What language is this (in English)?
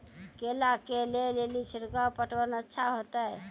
Maithili